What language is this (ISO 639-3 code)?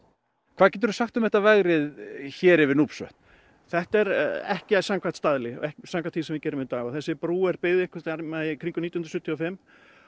isl